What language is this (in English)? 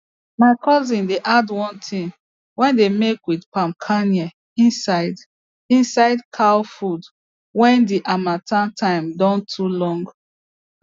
Nigerian Pidgin